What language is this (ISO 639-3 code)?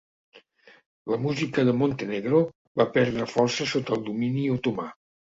cat